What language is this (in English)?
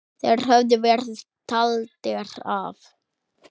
Icelandic